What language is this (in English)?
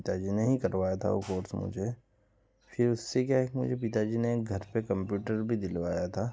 Hindi